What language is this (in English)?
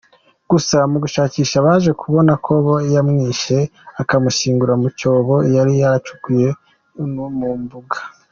Kinyarwanda